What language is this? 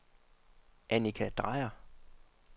Danish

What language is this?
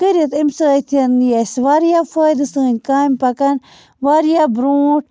Kashmiri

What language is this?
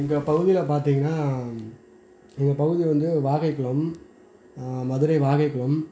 Tamil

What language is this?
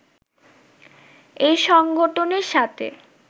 Bangla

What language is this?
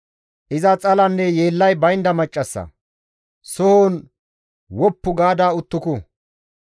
Gamo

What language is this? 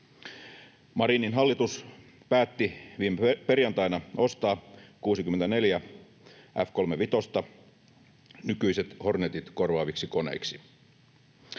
Finnish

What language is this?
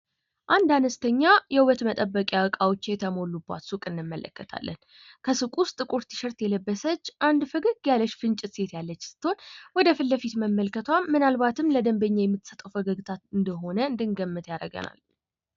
Amharic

